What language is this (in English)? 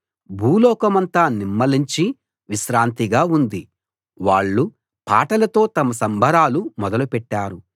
Telugu